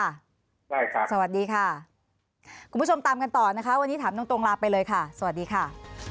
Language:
Thai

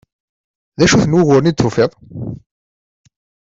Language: Kabyle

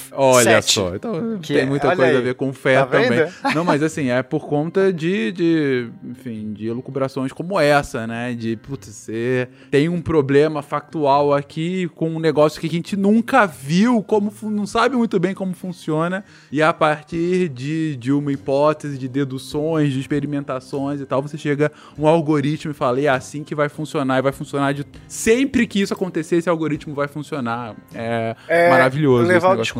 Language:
Portuguese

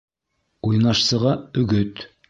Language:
Bashkir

